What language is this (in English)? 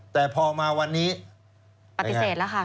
Thai